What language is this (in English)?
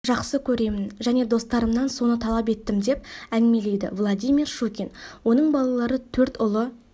Kazakh